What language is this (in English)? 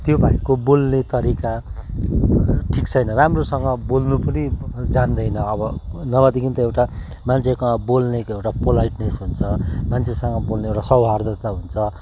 Nepali